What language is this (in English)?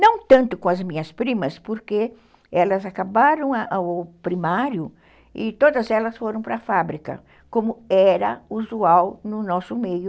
Portuguese